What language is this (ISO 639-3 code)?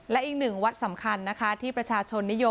tha